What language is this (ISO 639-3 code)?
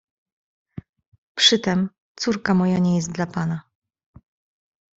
pol